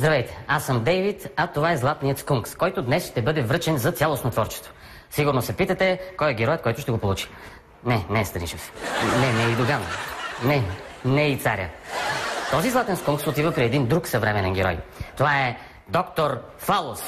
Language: Bulgarian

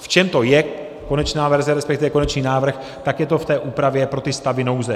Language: Czech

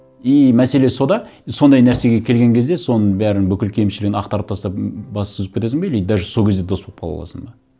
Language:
Kazakh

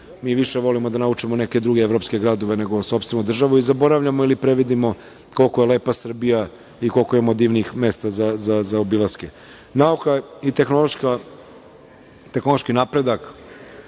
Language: Serbian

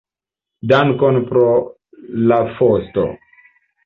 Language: Esperanto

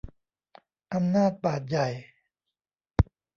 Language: Thai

